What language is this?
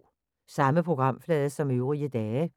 Danish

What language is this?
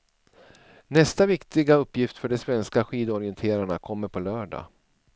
Swedish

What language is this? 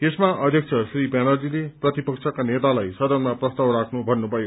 Nepali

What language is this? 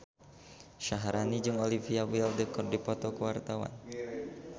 Sundanese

